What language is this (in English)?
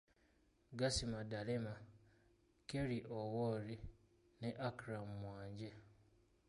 Ganda